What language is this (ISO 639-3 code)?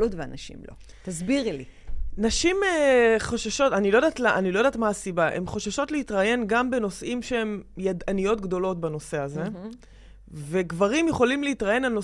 heb